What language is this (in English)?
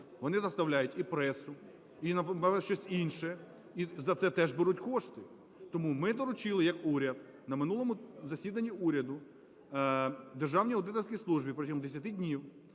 Ukrainian